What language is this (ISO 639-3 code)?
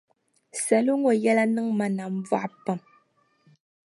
dag